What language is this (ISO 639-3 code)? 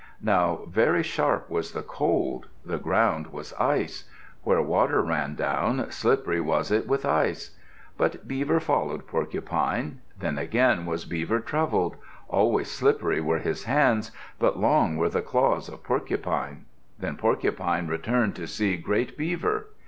eng